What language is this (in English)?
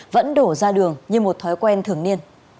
Vietnamese